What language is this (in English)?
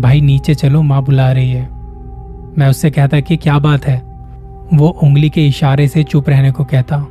Hindi